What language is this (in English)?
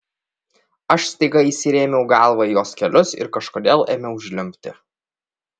Lithuanian